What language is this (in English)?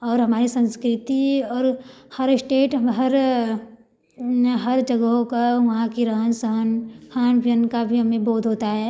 Hindi